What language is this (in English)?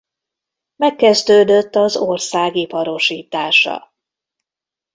Hungarian